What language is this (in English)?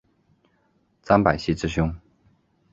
Chinese